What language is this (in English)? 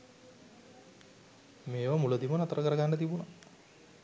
Sinhala